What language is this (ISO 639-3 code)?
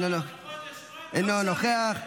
heb